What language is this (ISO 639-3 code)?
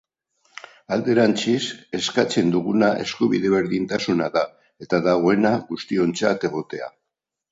eus